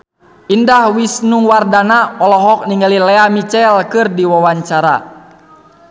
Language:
Sundanese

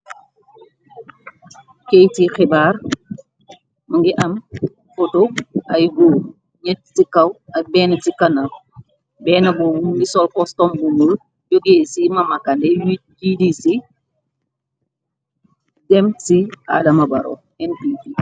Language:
Wolof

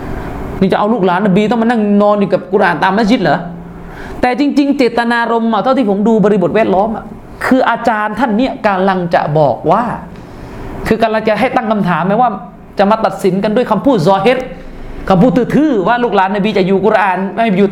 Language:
Thai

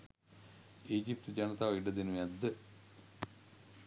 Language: Sinhala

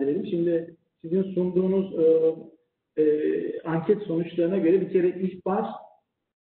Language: Turkish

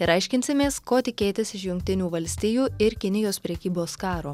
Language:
Lithuanian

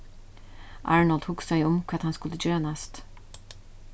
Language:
Faroese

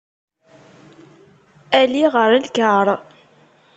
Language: Kabyle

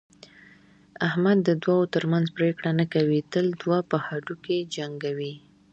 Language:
Pashto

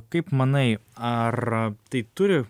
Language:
Lithuanian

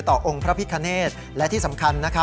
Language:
Thai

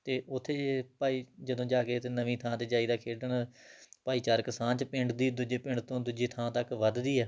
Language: Punjabi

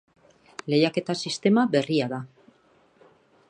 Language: Basque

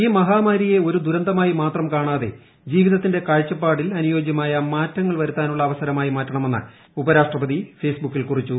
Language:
Malayalam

